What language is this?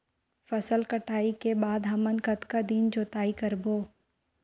Chhattisgarhi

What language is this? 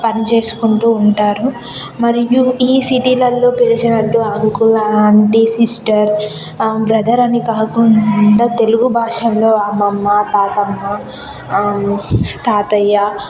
Telugu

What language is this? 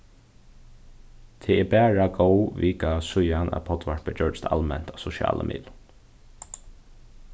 Faroese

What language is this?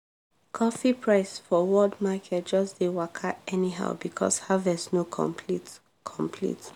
Nigerian Pidgin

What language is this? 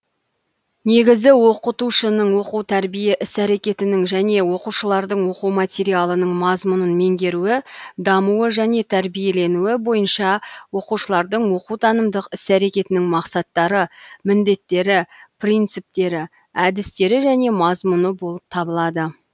Kazakh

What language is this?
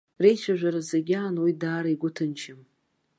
Abkhazian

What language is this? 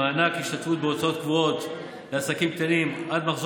Hebrew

